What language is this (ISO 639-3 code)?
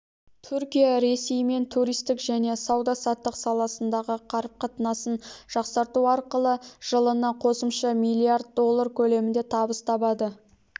kaz